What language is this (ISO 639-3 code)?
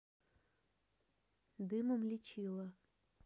rus